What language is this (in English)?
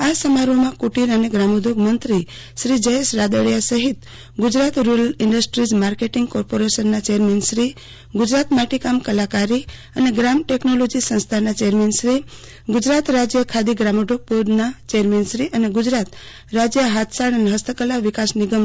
Gujarati